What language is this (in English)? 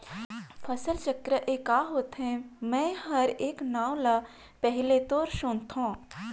Chhattisgarhi